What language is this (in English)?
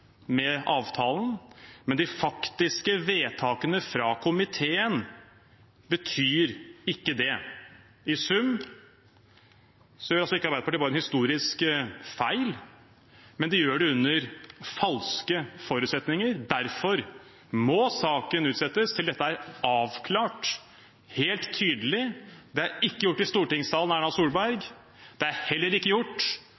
Norwegian Bokmål